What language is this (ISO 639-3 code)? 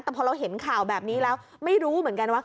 tha